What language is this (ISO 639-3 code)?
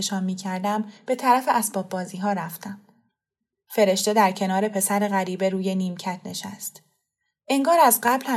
fas